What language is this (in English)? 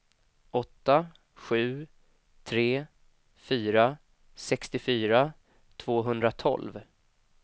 Swedish